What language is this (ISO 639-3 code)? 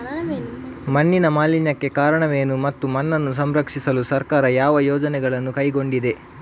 kan